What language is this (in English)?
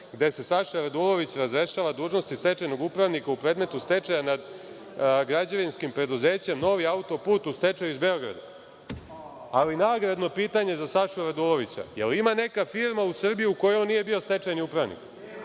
Serbian